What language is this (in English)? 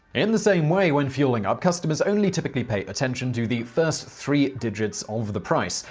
English